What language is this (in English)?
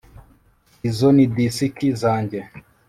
Kinyarwanda